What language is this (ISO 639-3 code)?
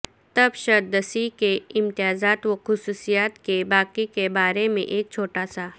urd